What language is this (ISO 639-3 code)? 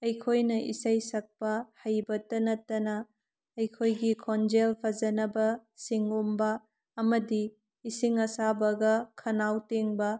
mni